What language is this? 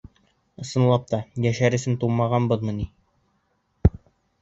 Bashkir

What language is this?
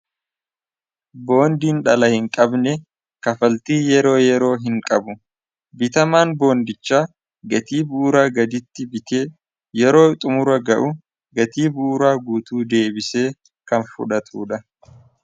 Oromo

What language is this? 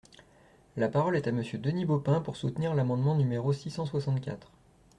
French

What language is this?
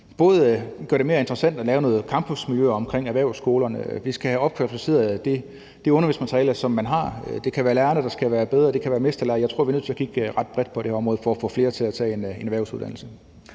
Danish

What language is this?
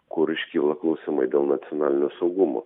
Lithuanian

